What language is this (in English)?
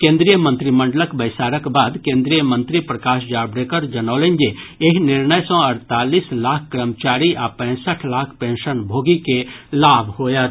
Maithili